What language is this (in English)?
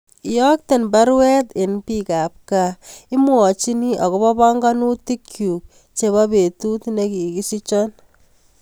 Kalenjin